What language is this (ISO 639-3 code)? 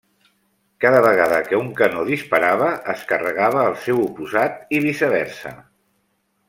cat